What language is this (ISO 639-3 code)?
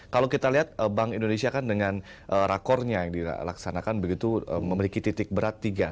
ind